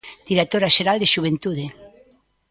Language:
Galician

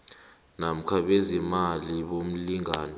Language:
South Ndebele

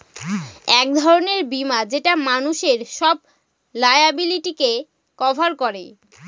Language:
Bangla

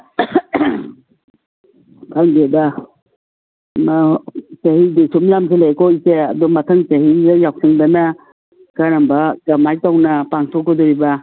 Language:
Manipuri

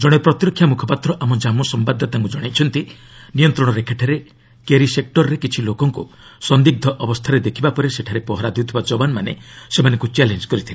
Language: Odia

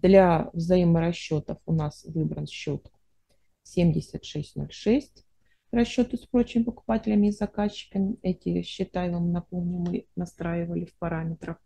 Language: Russian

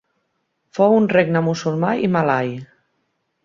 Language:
Catalan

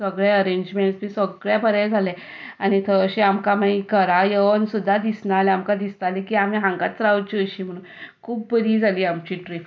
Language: Konkani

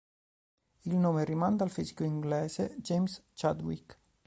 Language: Italian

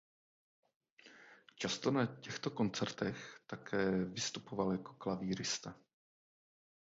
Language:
Czech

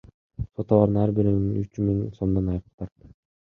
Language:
Kyrgyz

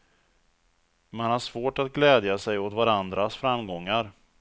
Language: Swedish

